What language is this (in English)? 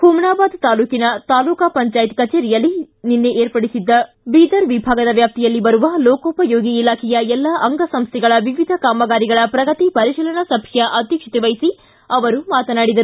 Kannada